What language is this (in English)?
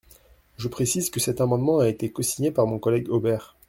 French